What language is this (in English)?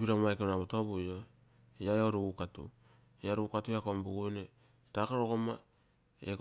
Terei